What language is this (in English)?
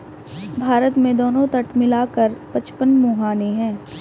Hindi